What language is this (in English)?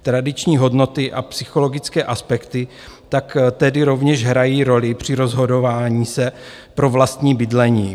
Czech